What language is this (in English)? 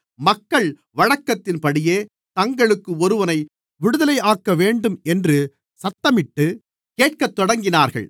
Tamil